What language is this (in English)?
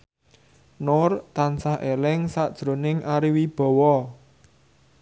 Javanese